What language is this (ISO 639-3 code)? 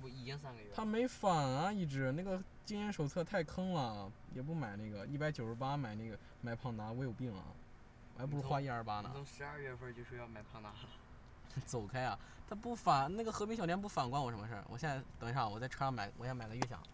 zho